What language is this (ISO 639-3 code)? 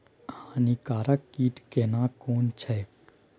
mai